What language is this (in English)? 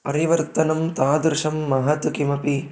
Sanskrit